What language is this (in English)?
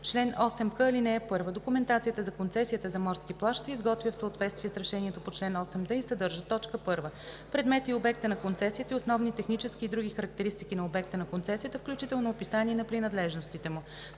Bulgarian